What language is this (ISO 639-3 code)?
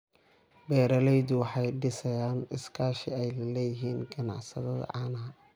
som